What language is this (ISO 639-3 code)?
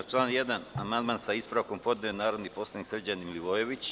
srp